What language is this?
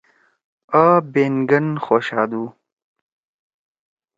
Torwali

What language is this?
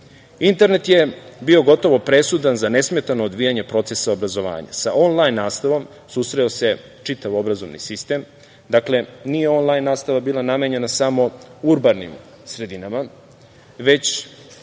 Serbian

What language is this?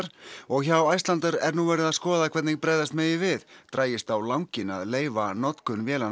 Icelandic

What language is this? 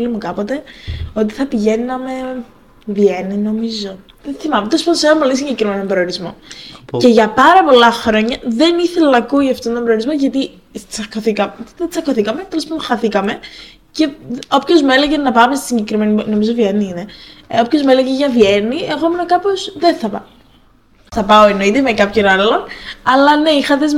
Greek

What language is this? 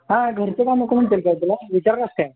Marathi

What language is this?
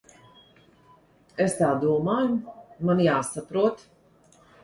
Latvian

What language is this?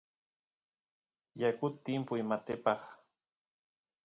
Santiago del Estero Quichua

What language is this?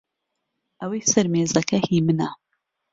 Central Kurdish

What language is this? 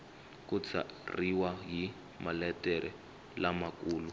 Tsonga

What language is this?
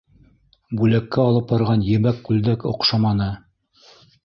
Bashkir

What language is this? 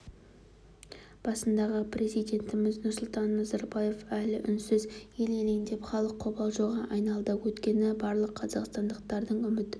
Kazakh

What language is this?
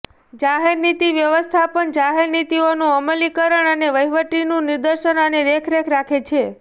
Gujarati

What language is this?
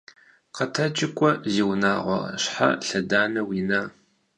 Kabardian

